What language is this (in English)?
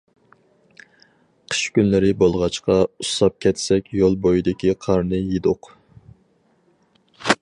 Uyghur